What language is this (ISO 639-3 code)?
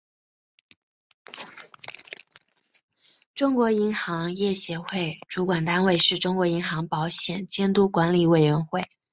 zho